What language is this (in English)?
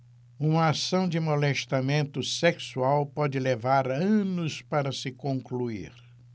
Portuguese